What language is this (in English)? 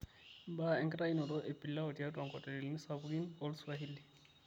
Masai